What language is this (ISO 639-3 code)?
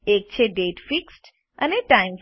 guj